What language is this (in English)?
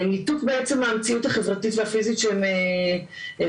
Hebrew